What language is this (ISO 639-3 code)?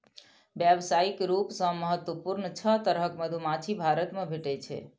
mai